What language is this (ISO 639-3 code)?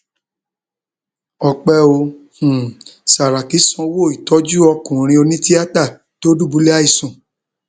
yor